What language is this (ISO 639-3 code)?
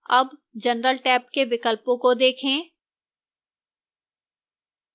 hin